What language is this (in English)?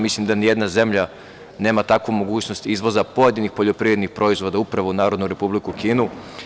Serbian